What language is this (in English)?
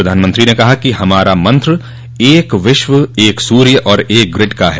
Hindi